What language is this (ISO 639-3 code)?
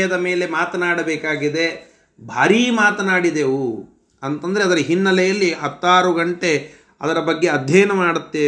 kan